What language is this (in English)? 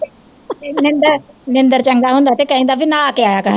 Punjabi